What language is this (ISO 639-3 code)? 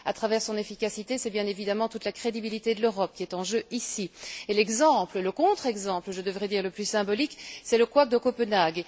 fra